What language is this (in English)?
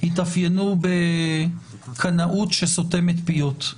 Hebrew